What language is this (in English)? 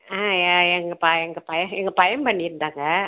Tamil